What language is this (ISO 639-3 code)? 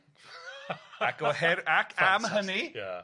cym